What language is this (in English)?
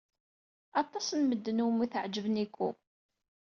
Kabyle